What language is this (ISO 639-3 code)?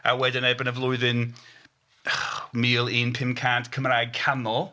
cym